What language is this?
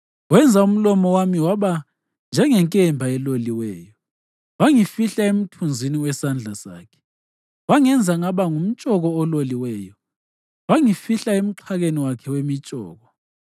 North Ndebele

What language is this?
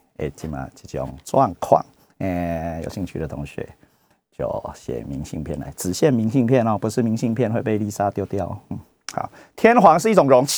Chinese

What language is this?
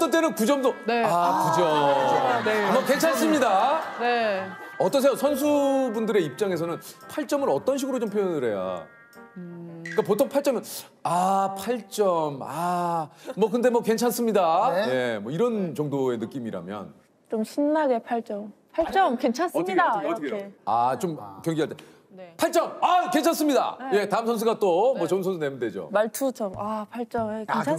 Korean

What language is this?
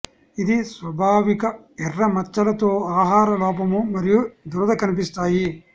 Telugu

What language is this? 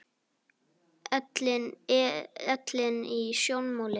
Icelandic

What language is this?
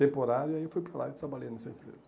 Portuguese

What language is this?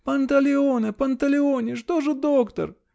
Russian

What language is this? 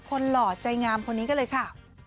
Thai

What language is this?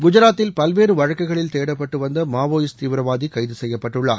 Tamil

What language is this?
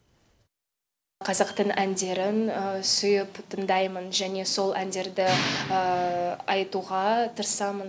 Kazakh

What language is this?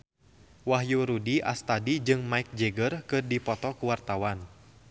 Sundanese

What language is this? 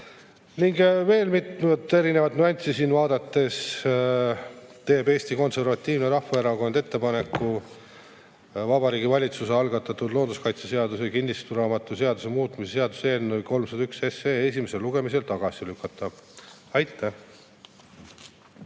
Estonian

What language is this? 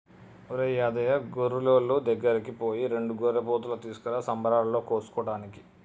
Telugu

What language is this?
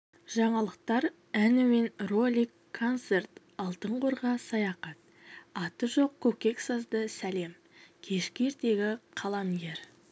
Kazakh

